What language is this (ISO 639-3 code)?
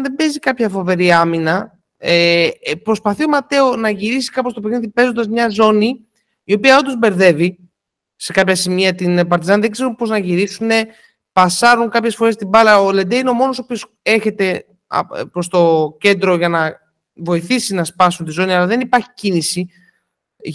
ell